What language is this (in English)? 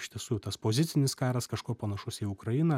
Lithuanian